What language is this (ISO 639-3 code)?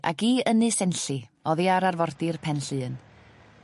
cym